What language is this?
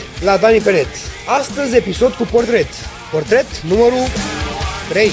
Romanian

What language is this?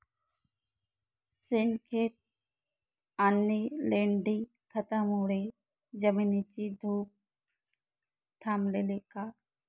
Marathi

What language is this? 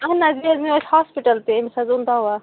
Kashmiri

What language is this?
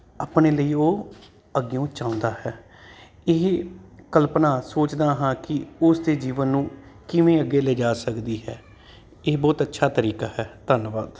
Punjabi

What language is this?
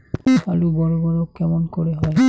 Bangla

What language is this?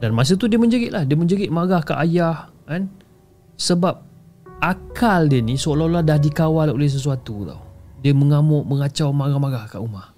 Malay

